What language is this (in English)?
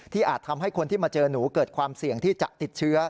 Thai